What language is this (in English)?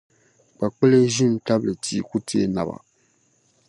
Dagbani